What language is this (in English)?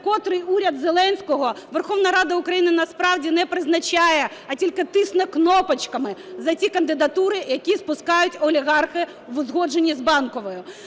Ukrainian